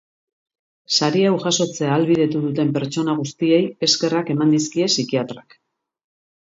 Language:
Basque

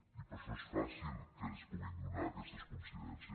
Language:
Catalan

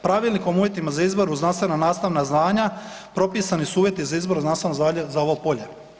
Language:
Croatian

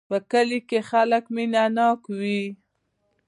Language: Pashto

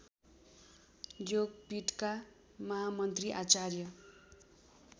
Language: Nepali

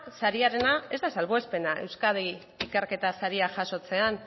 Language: Basque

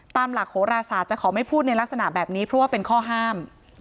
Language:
Thai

